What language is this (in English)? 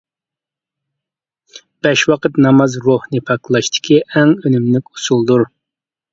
Uyghur